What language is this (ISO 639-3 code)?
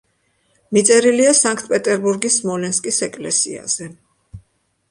kat